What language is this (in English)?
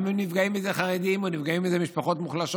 Hebrew